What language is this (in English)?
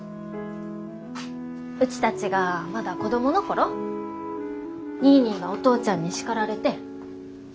Japanese